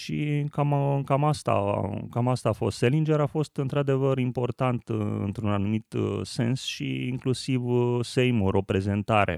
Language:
Romanian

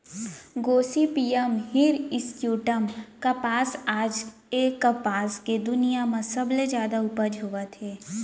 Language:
Chhattisgarhi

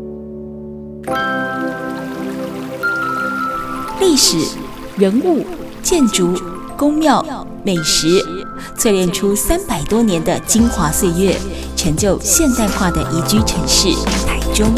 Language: Chinese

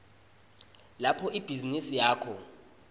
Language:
Swati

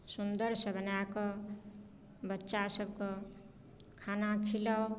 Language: Maithili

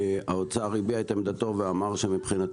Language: Hebrew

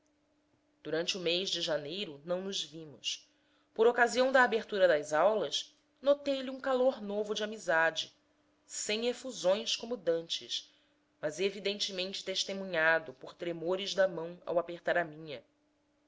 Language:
Portuguese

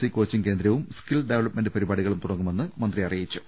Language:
Malayalam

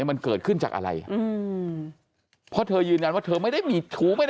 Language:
Thai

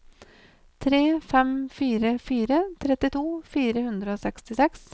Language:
Norwegian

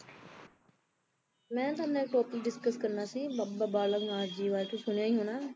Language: Punjabi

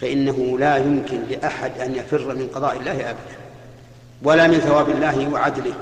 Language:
Arabic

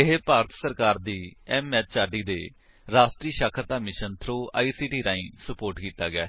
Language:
Punjabi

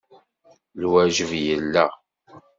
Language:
Kabyle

